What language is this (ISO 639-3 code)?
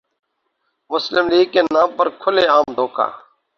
urd